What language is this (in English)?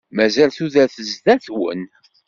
Kabyle